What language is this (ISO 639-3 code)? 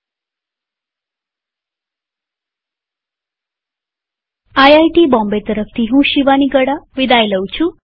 guj